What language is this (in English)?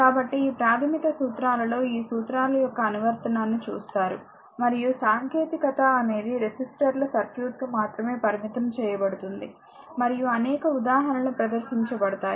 Telugu